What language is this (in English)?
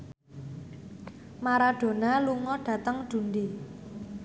Javanese